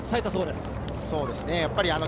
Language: Japanese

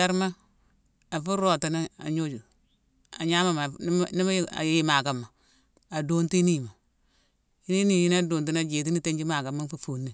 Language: Mansoanka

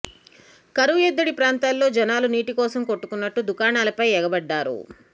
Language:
Telugu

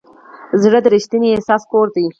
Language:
Pashto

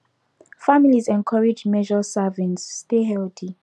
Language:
Nigerian Pidgin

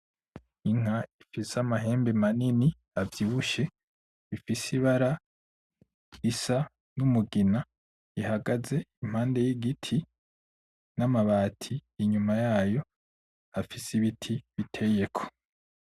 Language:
Rundi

